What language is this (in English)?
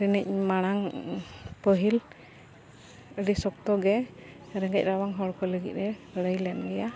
Santali